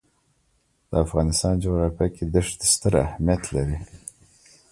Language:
Pashto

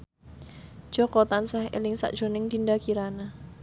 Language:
Javanese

